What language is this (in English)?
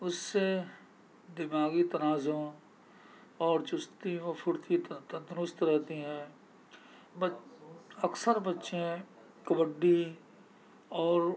Urdu